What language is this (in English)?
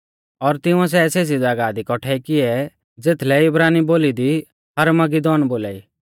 Mahasu Pahari